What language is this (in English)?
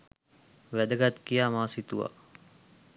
Sinhala